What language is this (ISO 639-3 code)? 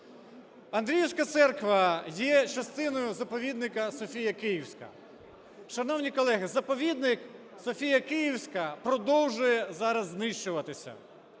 ukr